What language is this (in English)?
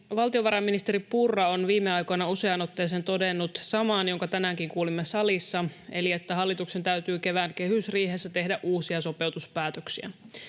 Finnish